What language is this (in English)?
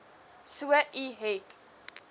Afrikaans